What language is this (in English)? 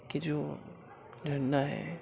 Urdu